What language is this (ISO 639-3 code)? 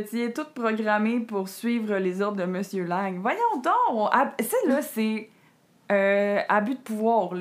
fra